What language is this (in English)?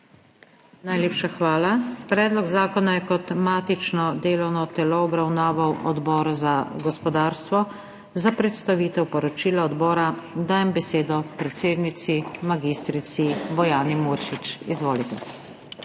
Slovenian